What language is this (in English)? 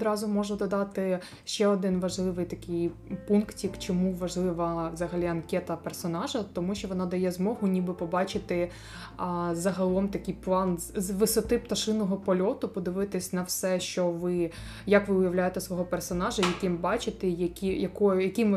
Ukrainian